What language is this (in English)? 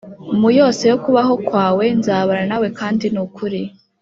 Kinyarwanda